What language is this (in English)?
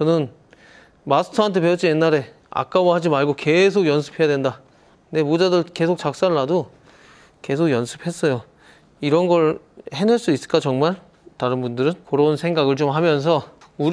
Korean